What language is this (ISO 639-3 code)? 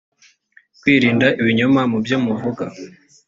kin